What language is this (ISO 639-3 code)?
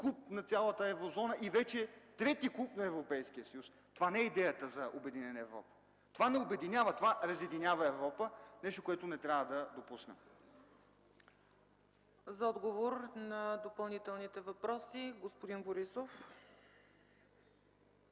bul